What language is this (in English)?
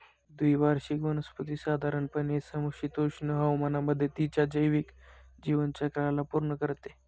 Marathi